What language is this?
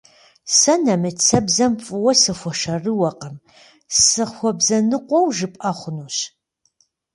Kabardian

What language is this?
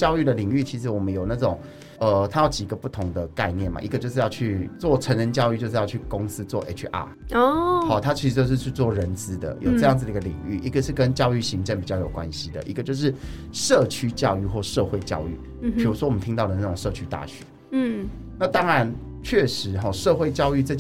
Chinese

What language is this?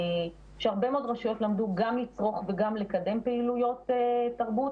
Hebrew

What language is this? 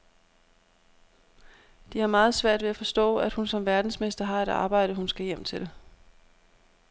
Danish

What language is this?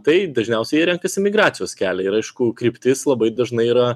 Lithuanian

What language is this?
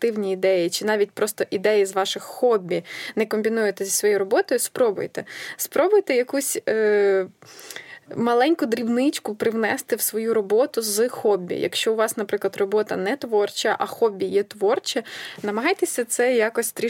Ukrainian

